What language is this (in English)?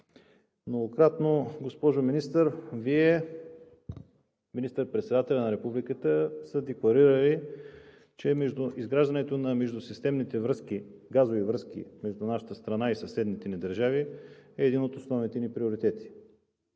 Bulgarian